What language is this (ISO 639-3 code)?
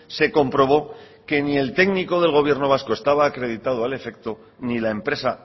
spa